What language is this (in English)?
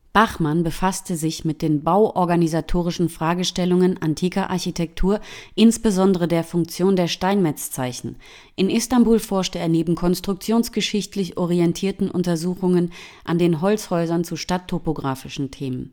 German